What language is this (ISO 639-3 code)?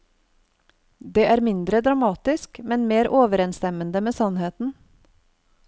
nor